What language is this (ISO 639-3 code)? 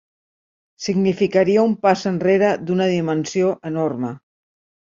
cat